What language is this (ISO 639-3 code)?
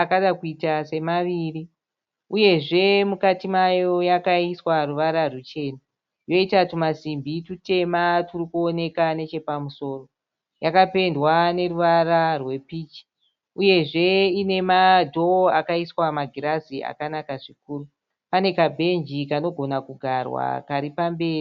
sna